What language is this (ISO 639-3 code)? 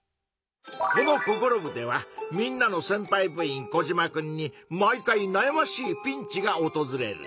jpn